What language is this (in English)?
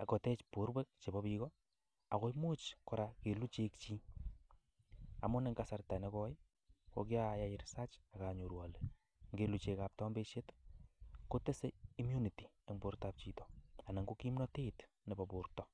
Kalenjin